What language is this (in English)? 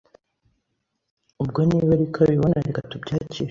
Kinyarwanda